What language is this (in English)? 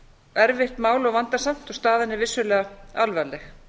Icelandic